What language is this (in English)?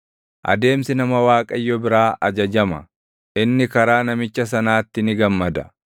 Oromo